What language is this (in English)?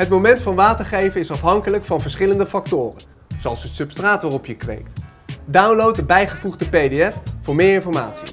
Dutch